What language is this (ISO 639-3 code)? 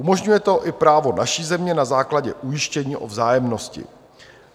ces